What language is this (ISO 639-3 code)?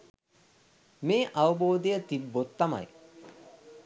sin